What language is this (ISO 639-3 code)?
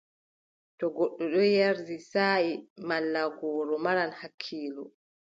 fub